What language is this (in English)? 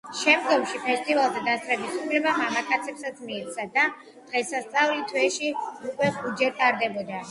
Georgian